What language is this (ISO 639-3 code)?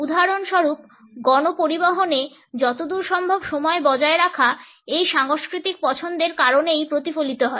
ben